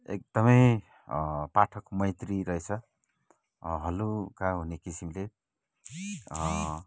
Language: Nepali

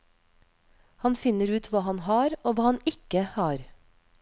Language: Norwegian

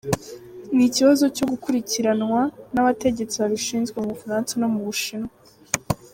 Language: Kinyarwanda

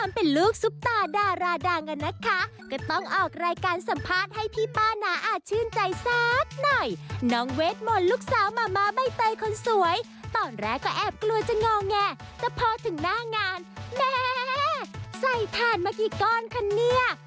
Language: Thai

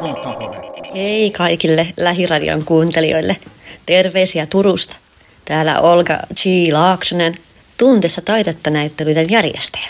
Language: Finnish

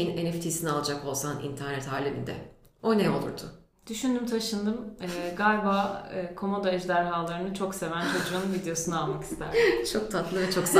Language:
Turkish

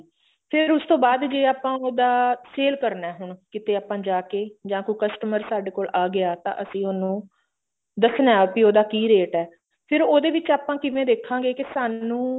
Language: Punjabi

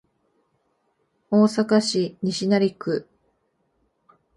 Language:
Japanese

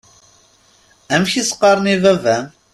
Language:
Kabyle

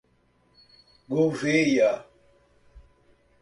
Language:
Portuguese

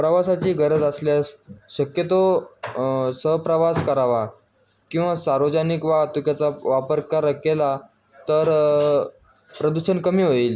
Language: Marathi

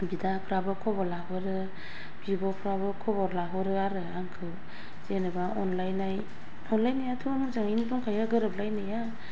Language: Bodo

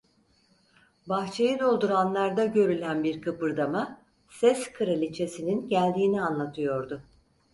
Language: Turkish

